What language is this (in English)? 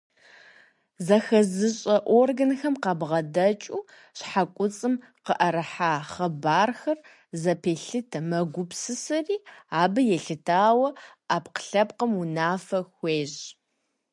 Kabardian